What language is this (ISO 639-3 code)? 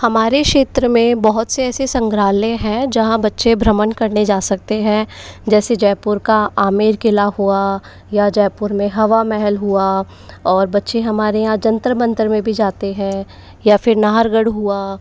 hin